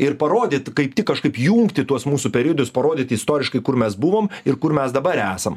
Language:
Lithuanian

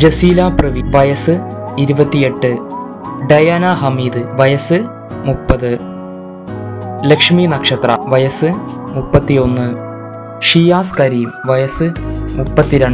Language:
Turkish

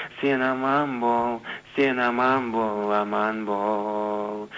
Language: Kazakh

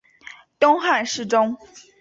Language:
Chinese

